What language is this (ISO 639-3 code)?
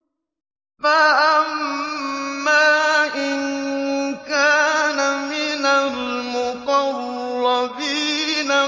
ara